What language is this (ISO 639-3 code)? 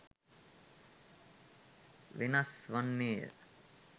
sin